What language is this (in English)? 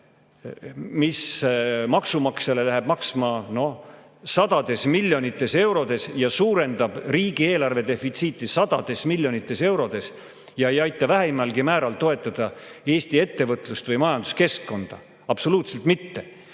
Estonian